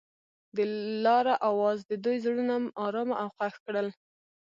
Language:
Pashto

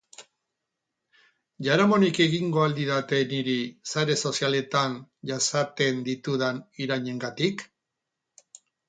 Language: Basque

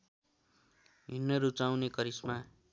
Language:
Nepali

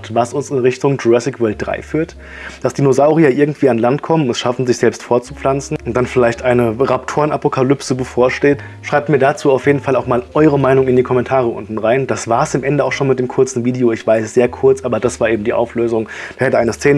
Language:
German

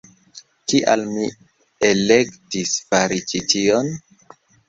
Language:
Esperanto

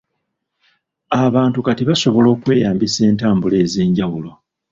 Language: Ganda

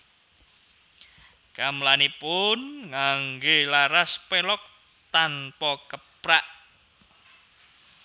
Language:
Javanese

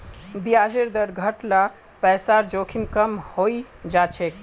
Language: Magahi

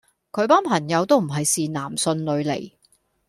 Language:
Cantonese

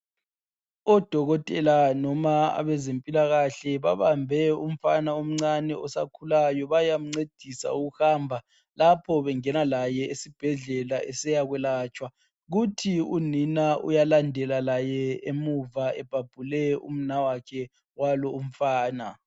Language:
North Ndebele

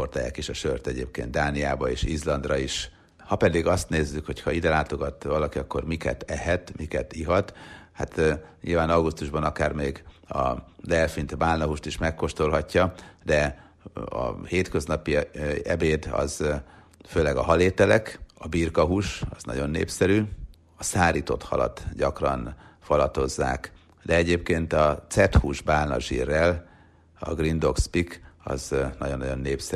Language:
Hungarian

